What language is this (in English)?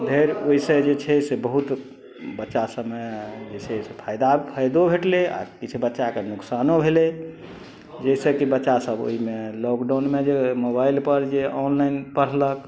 Maithili